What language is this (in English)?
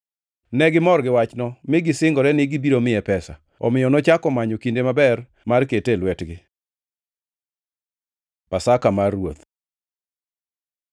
Luo (Kenya and Tanzania)